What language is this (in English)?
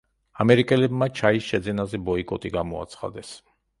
Georgian